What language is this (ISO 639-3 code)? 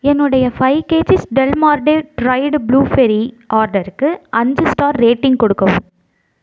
tam